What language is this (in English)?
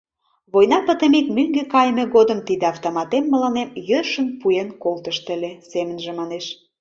Mari